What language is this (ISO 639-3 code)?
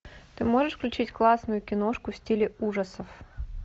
rus